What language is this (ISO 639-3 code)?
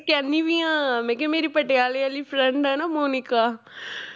pan